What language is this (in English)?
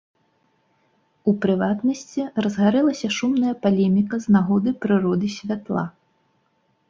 Belarusian